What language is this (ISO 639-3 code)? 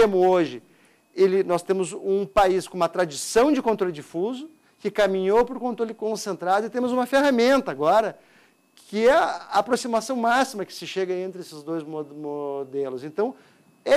por